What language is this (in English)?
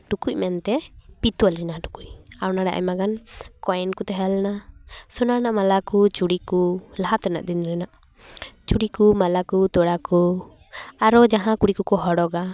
Santali